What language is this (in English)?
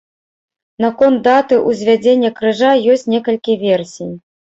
Belarusian